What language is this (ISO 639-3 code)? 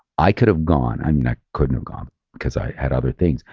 eng